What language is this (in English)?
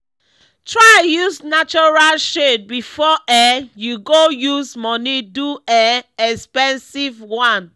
Nigerian Pidgin